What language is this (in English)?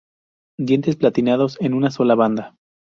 Spanish